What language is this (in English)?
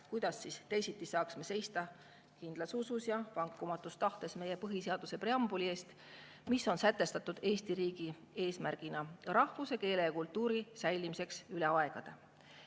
Estonian